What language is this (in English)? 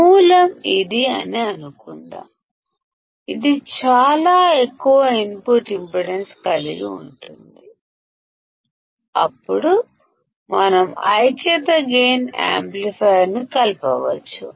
Telugu